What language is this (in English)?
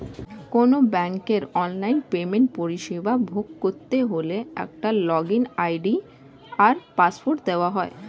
Bangla